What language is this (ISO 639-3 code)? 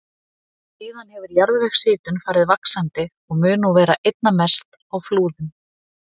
isl